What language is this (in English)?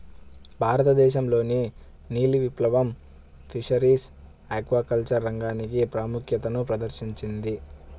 Telugu